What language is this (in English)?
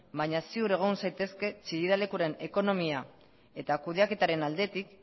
Basque